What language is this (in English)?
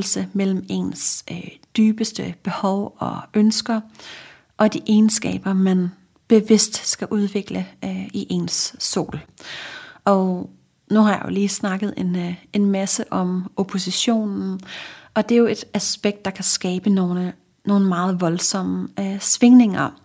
Danish